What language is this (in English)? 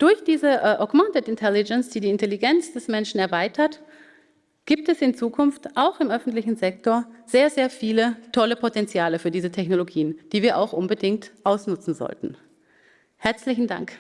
German